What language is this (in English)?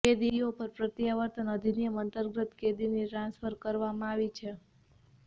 Gujarati